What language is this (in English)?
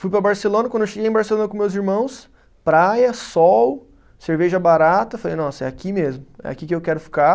Portuguese